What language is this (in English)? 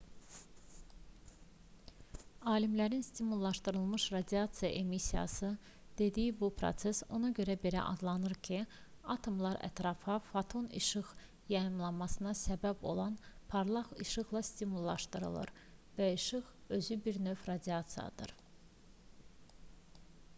Azerbaijani